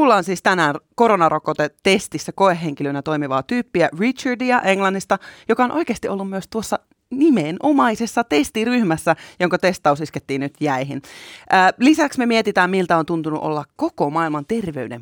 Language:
Finnish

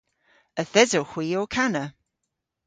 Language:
Cornish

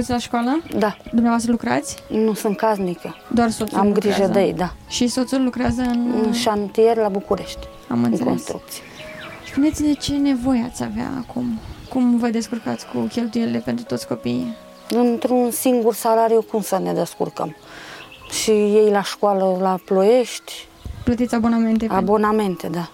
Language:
Romanian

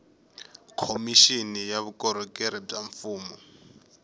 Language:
Tsonga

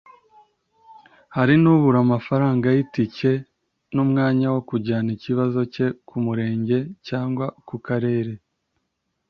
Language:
Kinyarwanda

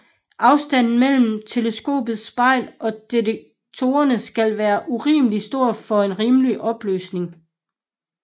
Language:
Danish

